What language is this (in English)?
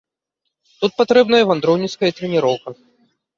Belarusian